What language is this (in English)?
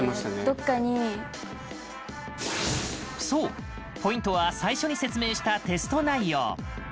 Japanese